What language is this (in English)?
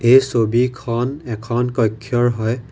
Assamese